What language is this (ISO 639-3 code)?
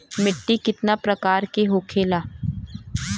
bho